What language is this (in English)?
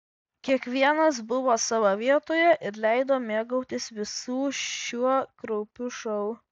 Lithuanian